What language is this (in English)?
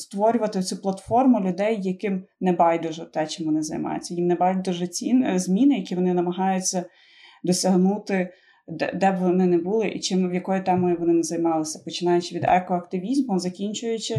Ukrainian